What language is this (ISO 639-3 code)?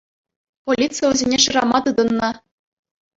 chv